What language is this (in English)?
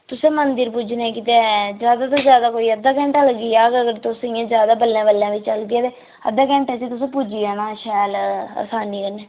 Dogri